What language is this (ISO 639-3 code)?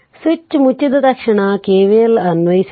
kan